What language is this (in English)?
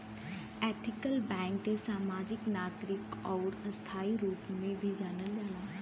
Bhojpuri